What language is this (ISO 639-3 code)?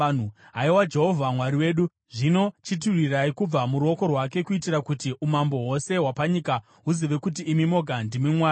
sna